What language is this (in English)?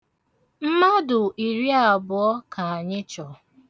Igbo